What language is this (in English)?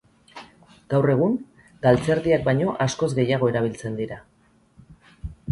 Basque